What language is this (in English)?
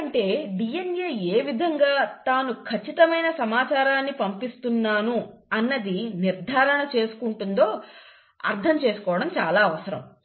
Telugu